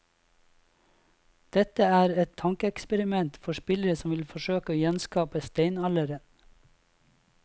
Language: Norwegian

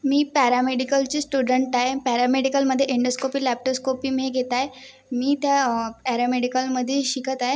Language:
Marathi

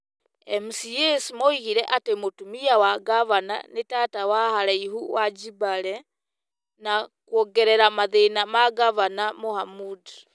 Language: Kikuyu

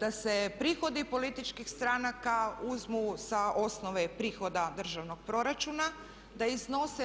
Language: Croatian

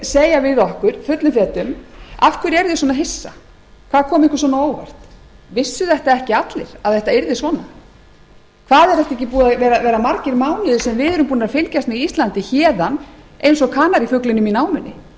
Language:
Icelandic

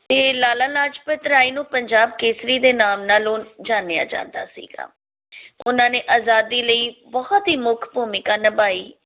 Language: Punjabi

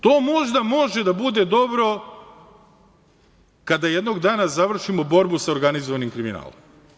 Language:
Serbian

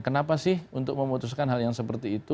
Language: Indonesian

